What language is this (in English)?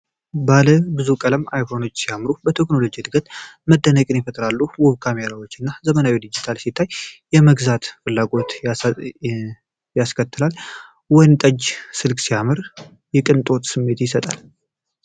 Amharic